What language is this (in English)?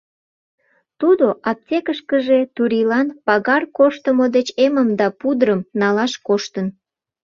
Mari